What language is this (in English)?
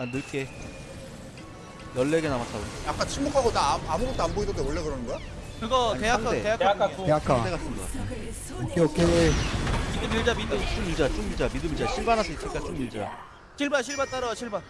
Korean